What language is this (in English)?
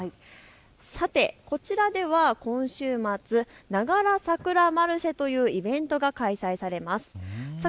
Japanese